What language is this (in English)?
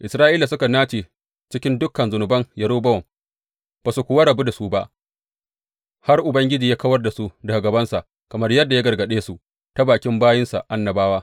Hausa